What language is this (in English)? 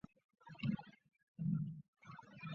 Chinese